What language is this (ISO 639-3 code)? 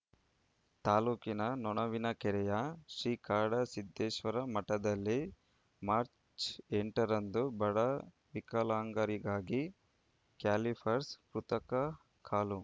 kan